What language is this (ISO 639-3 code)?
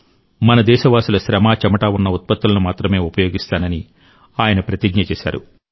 tel